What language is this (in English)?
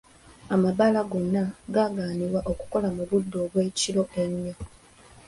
Ganda